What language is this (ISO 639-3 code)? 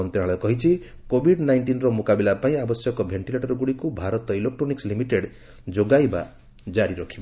ori